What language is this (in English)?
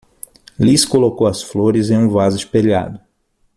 Portuguese